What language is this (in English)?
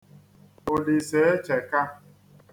Igbo